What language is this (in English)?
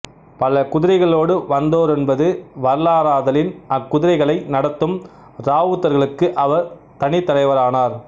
Tamil